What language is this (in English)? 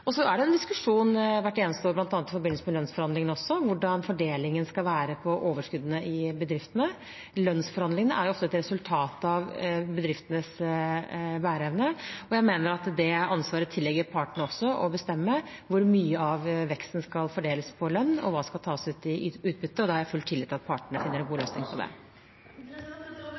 Norwegian